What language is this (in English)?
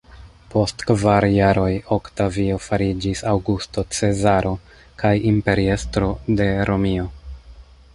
Esperanto